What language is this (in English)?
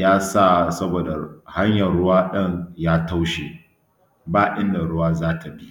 Hausa